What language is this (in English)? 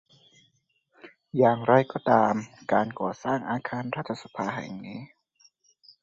Thai